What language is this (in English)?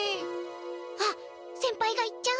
Japanese